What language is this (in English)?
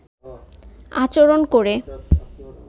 Bangla